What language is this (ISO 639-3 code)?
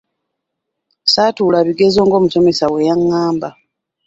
lug